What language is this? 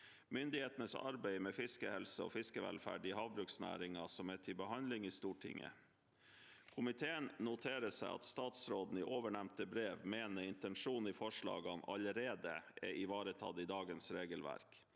Norwegian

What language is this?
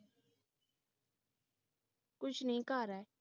Punjabi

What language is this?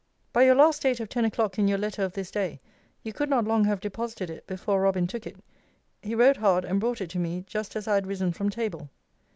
English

